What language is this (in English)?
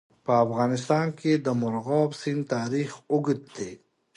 Pashto